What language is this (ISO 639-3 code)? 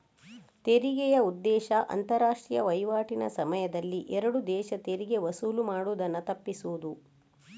kan